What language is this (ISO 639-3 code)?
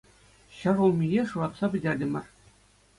chv